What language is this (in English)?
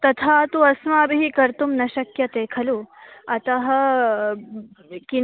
Sanskrit